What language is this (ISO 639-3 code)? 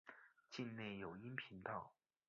zho